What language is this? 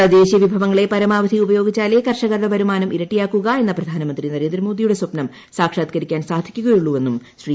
Malayalam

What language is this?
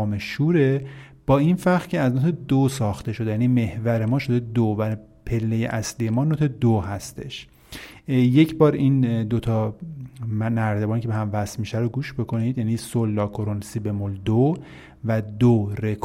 Persian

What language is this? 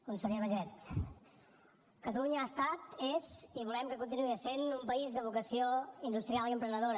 Catalan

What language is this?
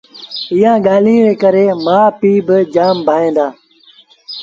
Sindhi Bhil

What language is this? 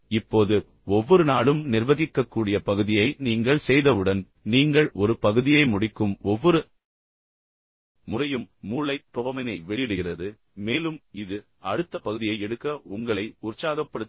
Tamil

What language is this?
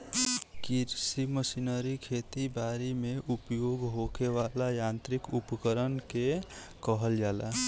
Bhojpuri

